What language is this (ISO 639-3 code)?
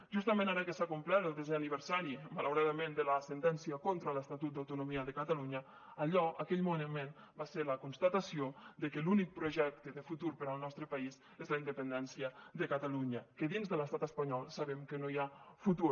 cat